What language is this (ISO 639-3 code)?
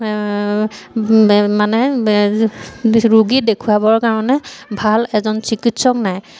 asm